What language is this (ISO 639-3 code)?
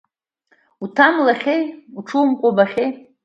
abk